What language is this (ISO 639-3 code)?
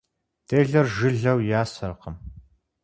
kbd